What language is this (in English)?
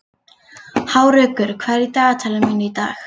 Icelandic